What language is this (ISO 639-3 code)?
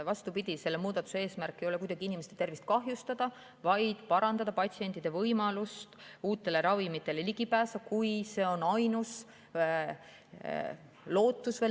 est